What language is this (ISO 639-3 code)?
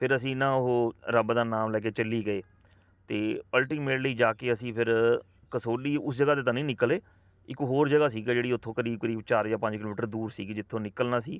pan